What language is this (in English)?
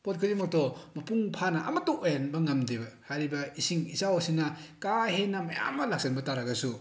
Manipuri